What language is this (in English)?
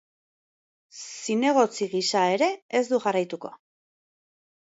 Basque